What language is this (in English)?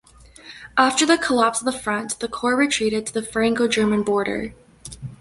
English